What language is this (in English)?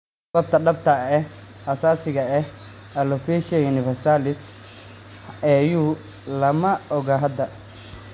Somali